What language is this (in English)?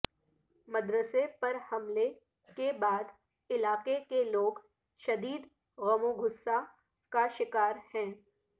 Urdu